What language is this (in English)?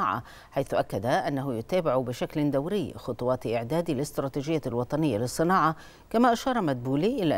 Arabic